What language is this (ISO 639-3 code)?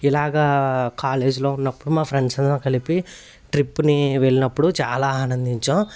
tel